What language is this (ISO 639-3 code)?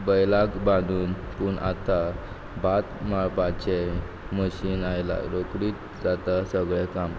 kok